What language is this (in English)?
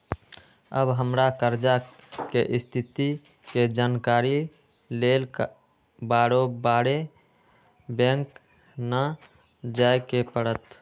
Magahi